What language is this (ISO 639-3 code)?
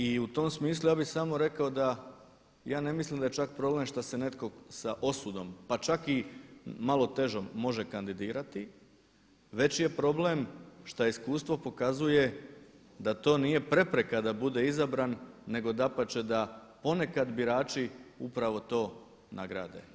hrv